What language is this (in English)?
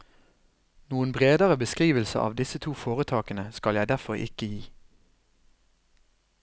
Norwegian